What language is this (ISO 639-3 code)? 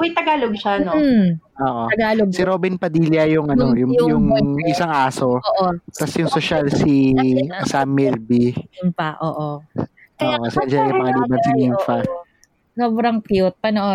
fil